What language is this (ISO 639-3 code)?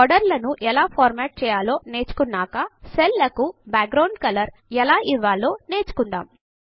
tel